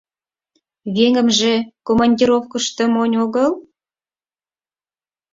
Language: Mari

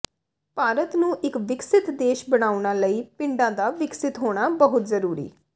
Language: Punjabi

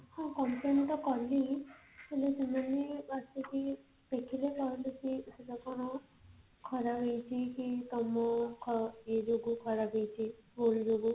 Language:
Odia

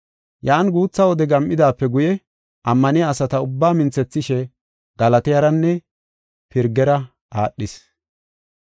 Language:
Gofa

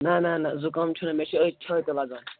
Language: Kashmiri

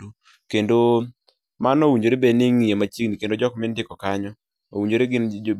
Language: Luo (Kenya and Tanzania)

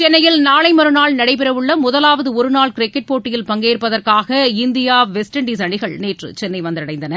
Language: Tamil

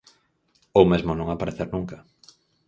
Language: Galician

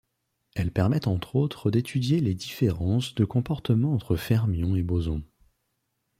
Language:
French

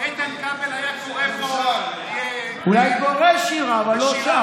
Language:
Hebrew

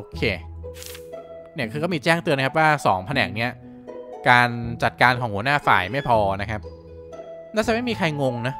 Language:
Thai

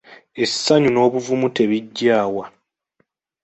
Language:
Ganda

